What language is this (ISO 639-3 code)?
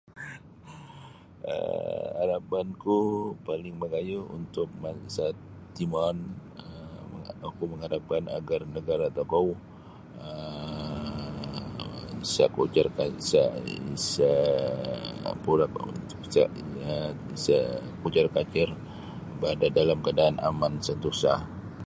bsy